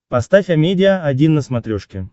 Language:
Russian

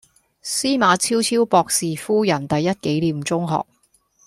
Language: Cantonese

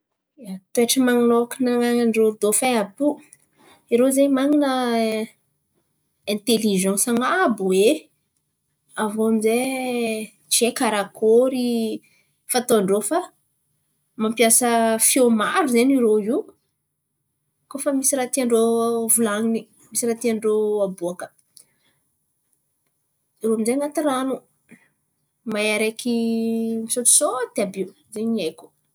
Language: Antankarana Malagasy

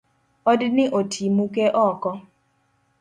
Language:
Luo (Kenya and Tanzania)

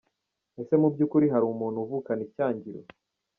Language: Kinyarwanda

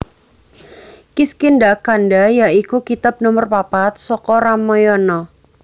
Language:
Javanese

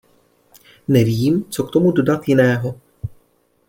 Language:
Czech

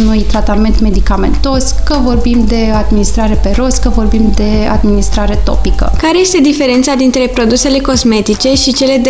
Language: Romanian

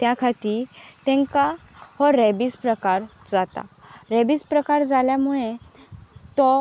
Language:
Konkani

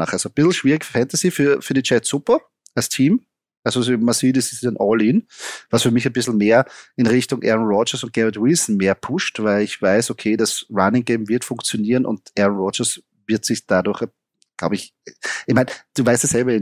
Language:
German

